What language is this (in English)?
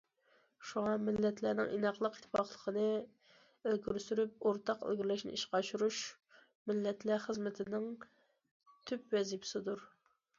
Uyghur